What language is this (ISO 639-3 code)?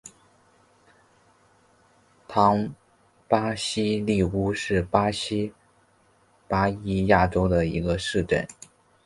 zho